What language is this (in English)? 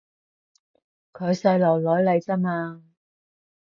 Cantonese